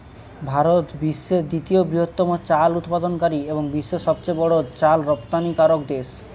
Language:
Bangla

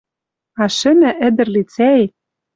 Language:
Western Mari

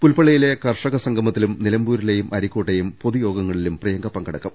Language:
Malayalam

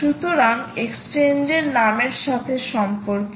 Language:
Bangla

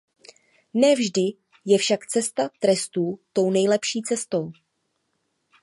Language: Czech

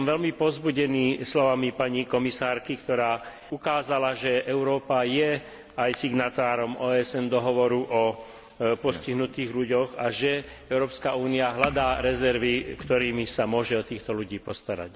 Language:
Slovak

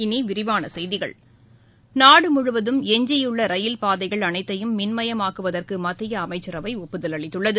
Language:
Tamil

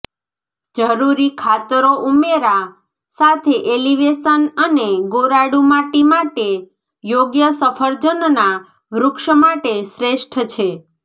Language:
Gujarati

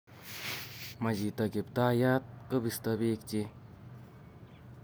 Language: Kalenjin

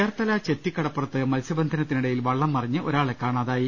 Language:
Malayalam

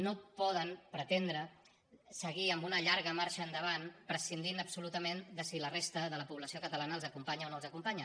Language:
Catalan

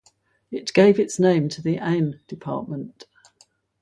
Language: English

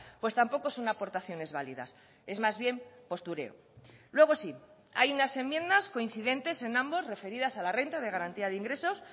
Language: Spanish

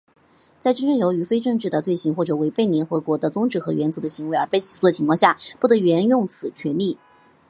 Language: Chinese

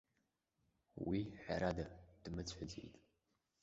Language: Abkhazian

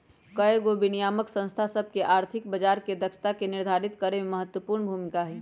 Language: Magahi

